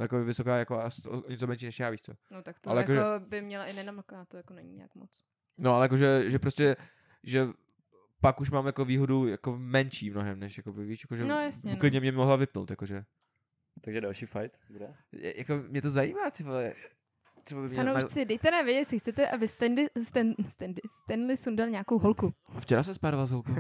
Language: Czech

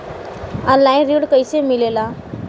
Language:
Bhojpuri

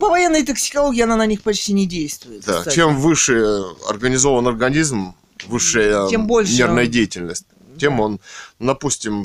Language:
Russian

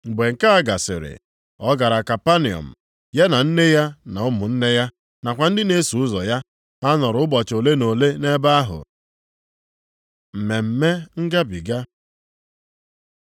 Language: Igbo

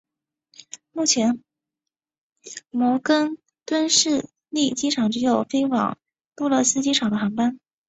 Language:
Chinese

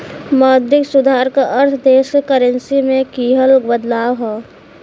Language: Bhojpuri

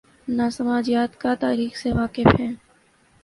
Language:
Urdu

